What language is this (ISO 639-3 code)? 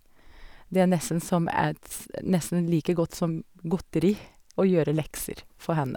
nor